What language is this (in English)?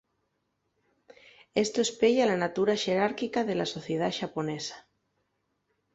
Asturian